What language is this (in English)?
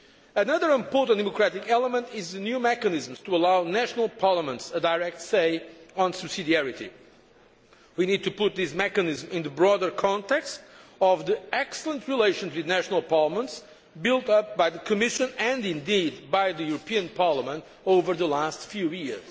English